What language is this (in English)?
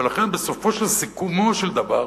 Hebrew